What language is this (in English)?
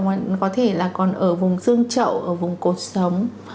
Vietnamese